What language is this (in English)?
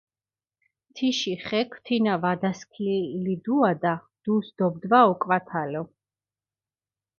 Mingrelian